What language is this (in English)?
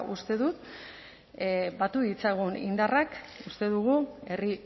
Basque